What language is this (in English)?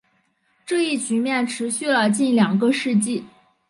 Chinese